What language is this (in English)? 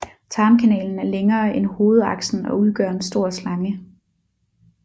Danish